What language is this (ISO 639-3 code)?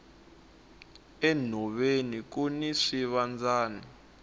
tso